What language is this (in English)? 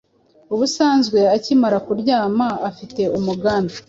Kinyarwanda